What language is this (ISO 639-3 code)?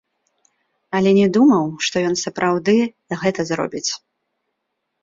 bel